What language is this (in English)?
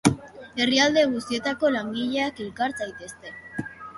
Basque